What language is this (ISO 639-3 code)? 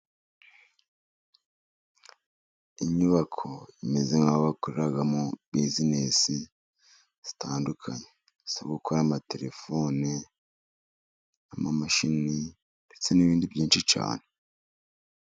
kin